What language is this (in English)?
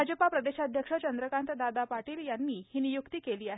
Marathi